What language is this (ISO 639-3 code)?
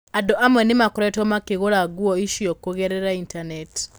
kik